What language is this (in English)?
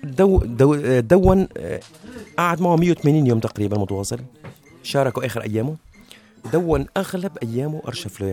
Arabic